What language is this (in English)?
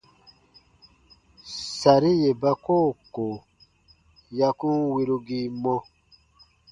Baatonum